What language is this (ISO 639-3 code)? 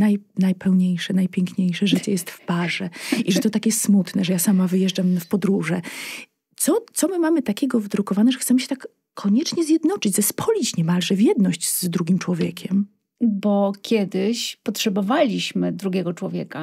pol